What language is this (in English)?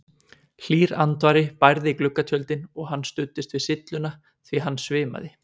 Icelandic